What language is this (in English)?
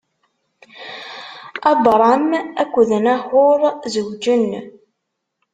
Kabyle